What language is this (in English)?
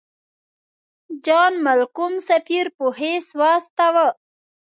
Pashto